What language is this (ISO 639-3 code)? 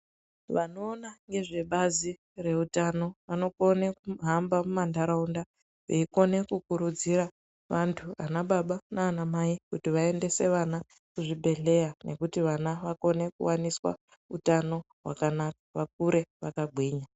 ndc